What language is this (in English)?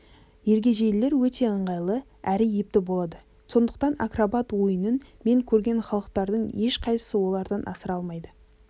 Kazakh